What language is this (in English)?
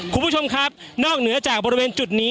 Thai